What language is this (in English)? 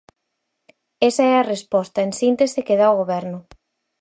Galician